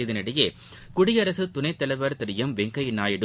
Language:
Tamil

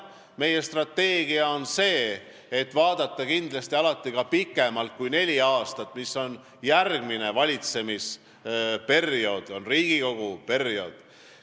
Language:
Estonian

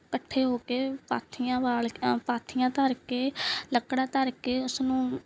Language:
Punjabi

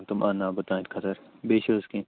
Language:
Kashmiri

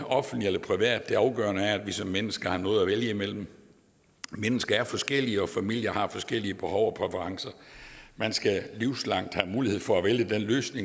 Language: Danish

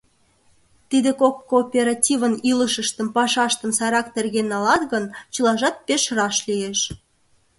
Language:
Mari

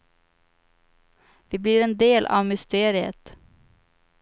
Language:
Swedish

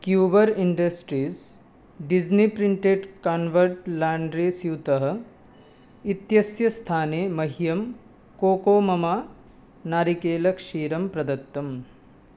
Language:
Sanskrit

